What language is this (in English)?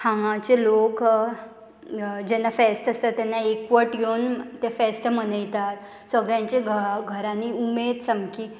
Konkani